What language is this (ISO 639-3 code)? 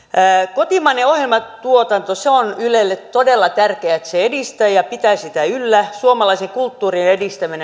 fin